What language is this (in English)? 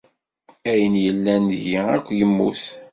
Kabyle